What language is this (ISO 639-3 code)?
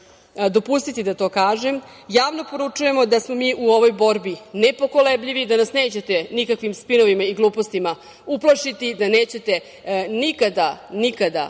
srp